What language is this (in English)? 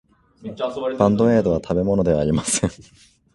Japanese